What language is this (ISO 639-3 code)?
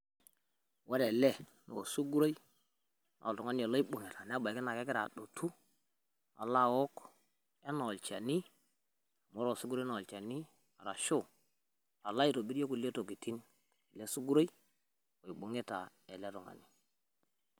mas